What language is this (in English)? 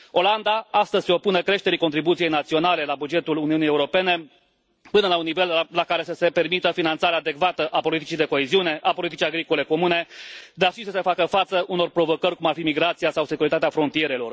Romanian